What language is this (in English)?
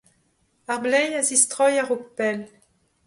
Breton